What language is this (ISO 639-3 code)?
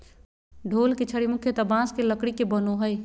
mag